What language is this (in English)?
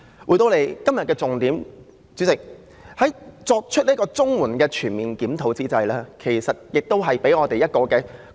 Cantonese